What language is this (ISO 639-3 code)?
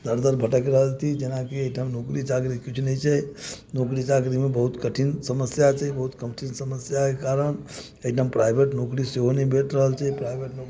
mai